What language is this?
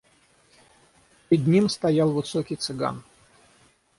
Russian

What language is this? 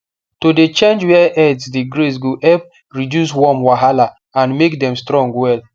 Nigerian Pidgin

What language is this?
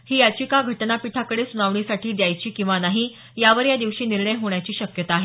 Marathi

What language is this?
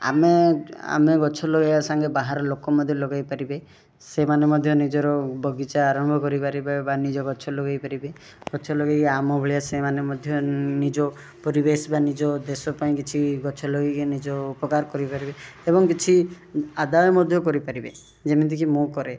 Odia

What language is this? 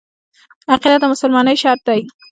Pashto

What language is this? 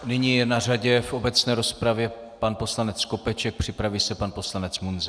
Czech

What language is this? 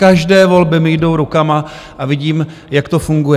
Czech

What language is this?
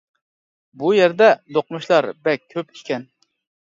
Uyghur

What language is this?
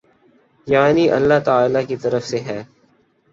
Urdu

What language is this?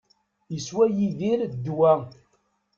Kabyle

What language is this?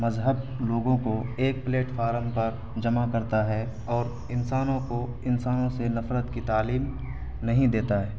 Urdu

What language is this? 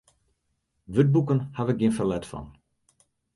Western Frisian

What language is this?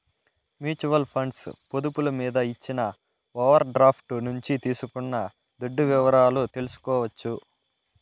Telugu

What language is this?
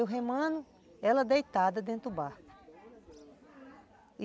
Portuguese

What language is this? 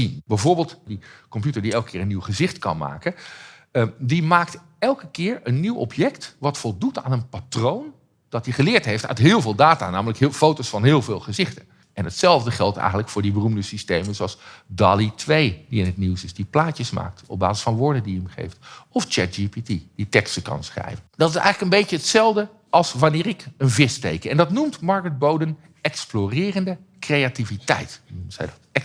Dutch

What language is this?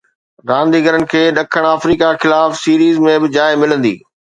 Sindhi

